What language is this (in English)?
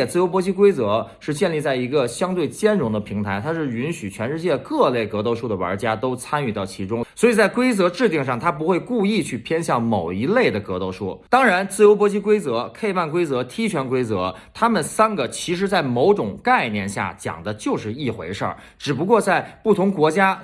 Chinese